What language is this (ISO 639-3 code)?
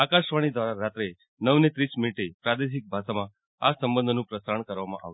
guj